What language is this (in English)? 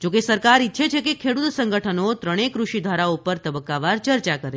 Gujarati